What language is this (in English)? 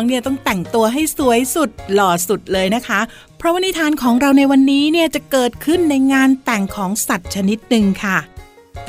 Thai